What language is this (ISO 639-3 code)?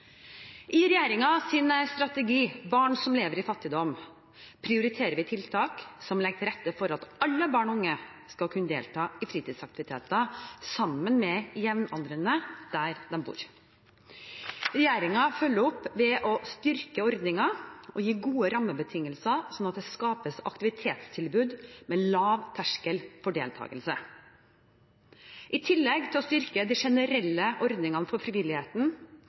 nob